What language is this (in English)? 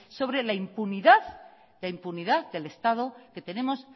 Spanish